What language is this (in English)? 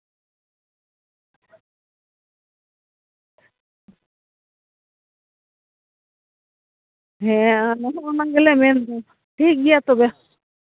Santali